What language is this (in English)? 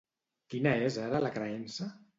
Catalan